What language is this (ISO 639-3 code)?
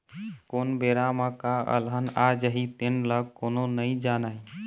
hne